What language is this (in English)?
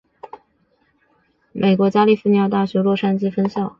Chinese